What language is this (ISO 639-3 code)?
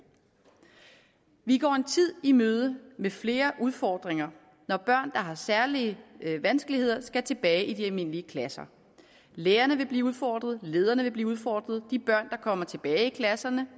dan